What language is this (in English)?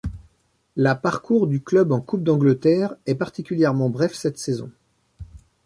French